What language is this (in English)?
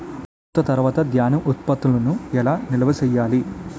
Telugu